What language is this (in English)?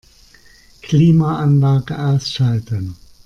German